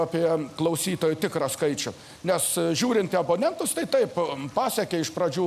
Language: Lithuanian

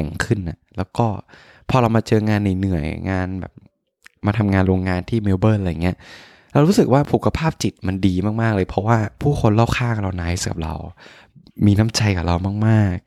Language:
Thai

